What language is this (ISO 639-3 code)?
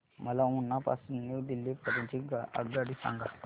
mar